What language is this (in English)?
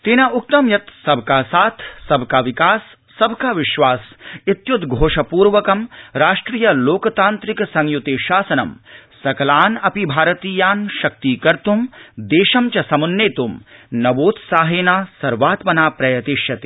Sanskrit